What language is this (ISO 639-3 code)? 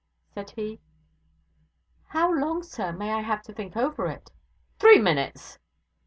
eng